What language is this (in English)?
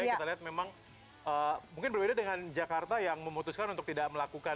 Indonesian